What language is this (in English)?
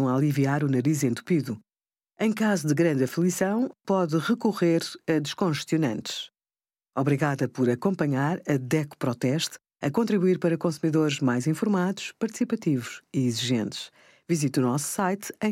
Portuguese